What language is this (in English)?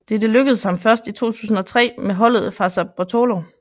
Danish